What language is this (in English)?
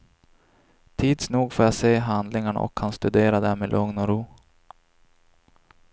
Swedish